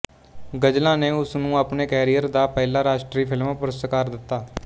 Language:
Punjabi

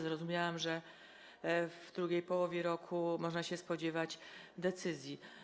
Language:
Polish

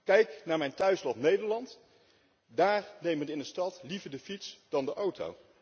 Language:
Dutch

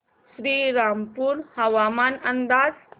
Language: Marathi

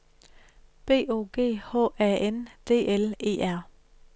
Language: Danish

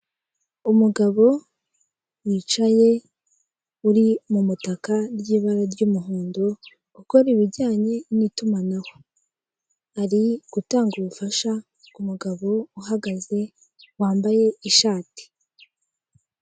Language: Kinyarwanda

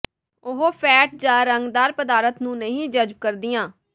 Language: Punjabi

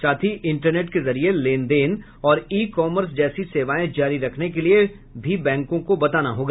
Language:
Hindi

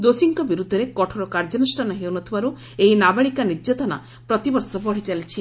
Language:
Odia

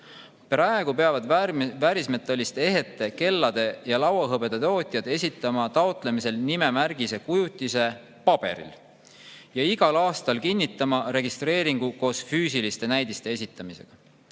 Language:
Estonian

